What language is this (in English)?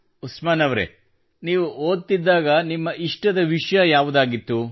Kannada